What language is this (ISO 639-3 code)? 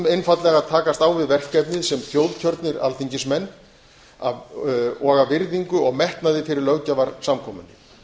isl